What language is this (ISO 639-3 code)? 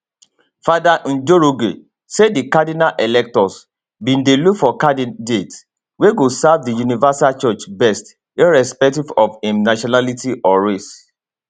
pcm